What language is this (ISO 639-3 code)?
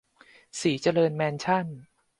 tha